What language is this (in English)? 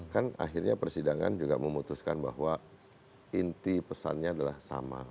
Indonesian